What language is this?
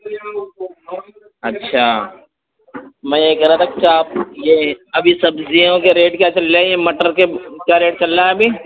Urdu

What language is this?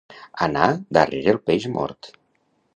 Catalan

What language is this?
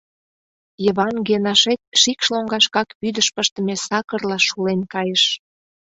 Mari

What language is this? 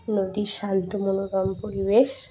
Bangla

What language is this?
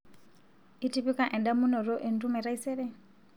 Masai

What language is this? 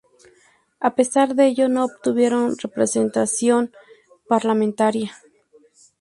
Spanish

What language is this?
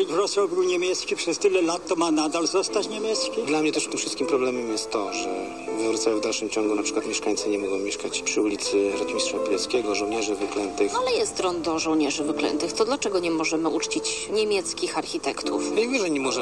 Polish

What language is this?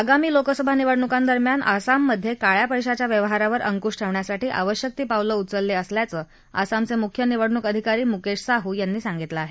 Marathi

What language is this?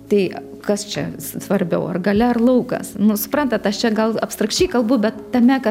Lithuanian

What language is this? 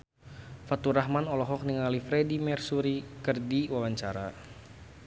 Sundanese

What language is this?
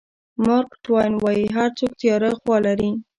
Pashto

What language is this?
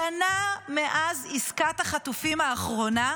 Hebrew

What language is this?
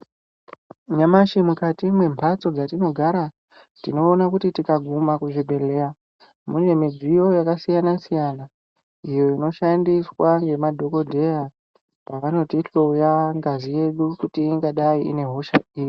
Ndau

